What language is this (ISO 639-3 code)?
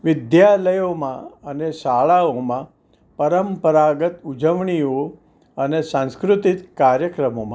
guj